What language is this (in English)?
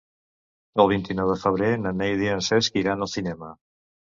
Catalan